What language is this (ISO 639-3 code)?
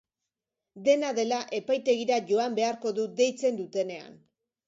eus